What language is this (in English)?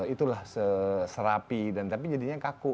Indonesian